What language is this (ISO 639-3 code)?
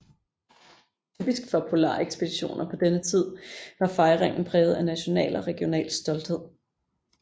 dan